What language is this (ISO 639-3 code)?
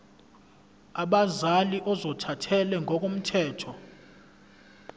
zul